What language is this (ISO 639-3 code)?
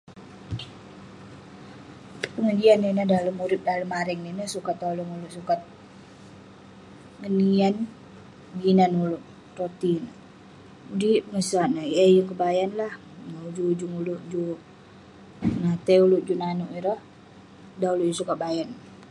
pne